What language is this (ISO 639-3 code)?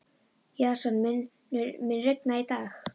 isl